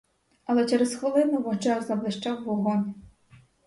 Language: Ukrainian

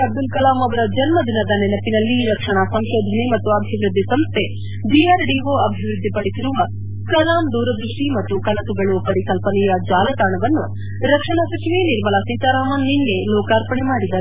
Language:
Kannada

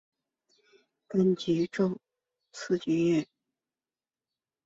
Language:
Chinese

